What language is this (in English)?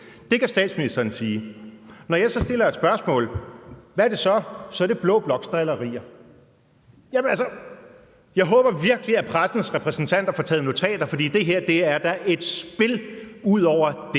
Danish